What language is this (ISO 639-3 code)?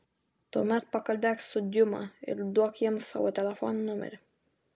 lit